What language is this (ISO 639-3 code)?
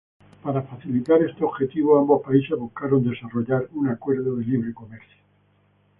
spa